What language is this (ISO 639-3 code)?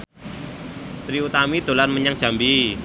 jav